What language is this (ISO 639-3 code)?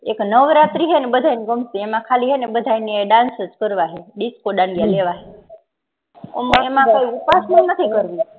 guj